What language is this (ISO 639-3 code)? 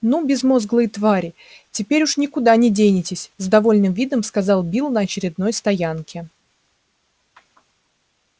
rus